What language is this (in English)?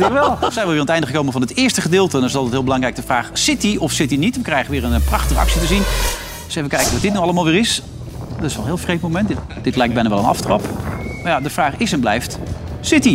Dutch